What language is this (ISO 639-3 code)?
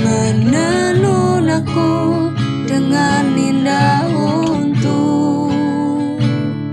ind